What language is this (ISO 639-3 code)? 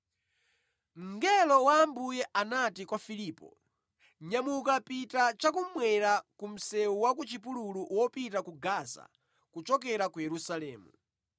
nya